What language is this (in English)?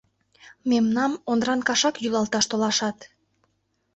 Mari